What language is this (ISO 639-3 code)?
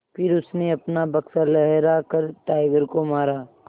hin